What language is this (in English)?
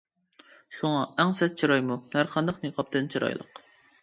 Uyghur